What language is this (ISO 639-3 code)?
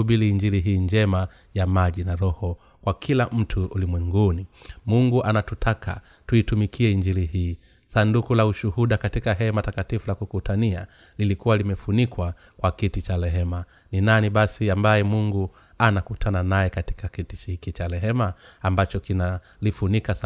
swa